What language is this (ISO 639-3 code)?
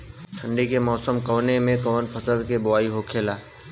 bho